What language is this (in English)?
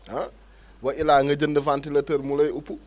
Wolof